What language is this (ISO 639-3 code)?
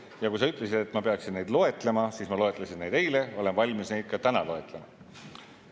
est